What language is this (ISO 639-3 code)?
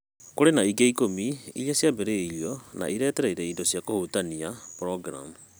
kik